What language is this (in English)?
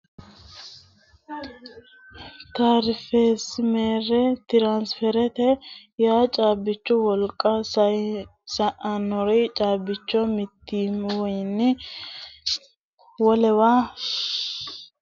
Sidamo